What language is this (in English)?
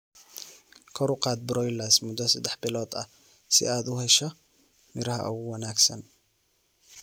Somali